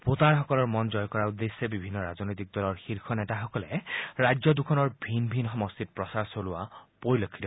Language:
Assamese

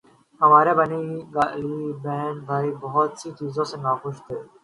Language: Urdu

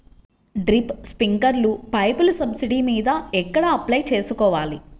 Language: Telugu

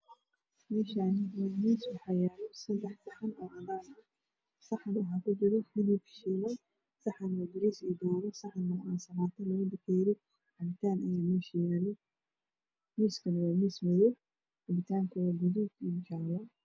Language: Somali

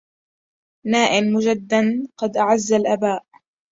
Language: Arabic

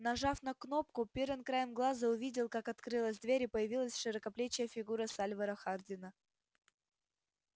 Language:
Russian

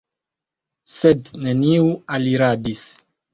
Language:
Esperanto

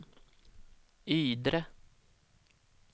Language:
Swedish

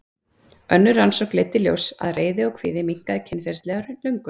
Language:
Icelandic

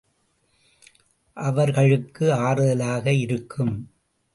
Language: Tamil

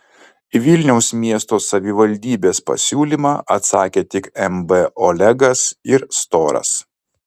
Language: Lithuanian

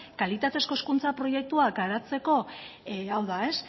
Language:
Basque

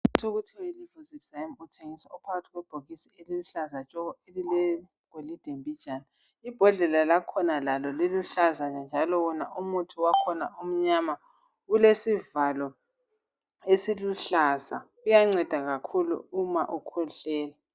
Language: North Ndebele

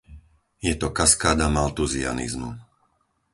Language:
Slovak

